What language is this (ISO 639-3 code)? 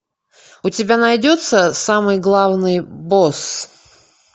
rus